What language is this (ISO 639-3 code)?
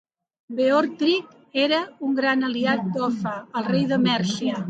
cat